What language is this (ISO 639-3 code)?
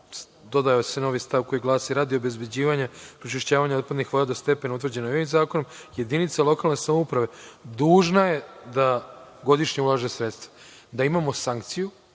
srp